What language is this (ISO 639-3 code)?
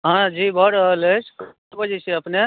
mai